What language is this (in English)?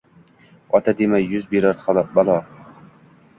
Uzbek